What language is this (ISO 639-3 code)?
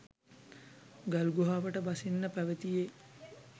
sin